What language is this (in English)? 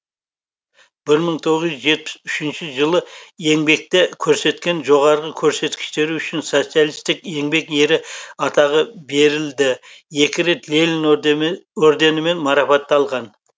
Kazakh